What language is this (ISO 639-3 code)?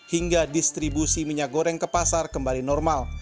ind